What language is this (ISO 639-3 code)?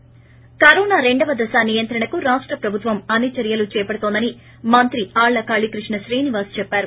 tel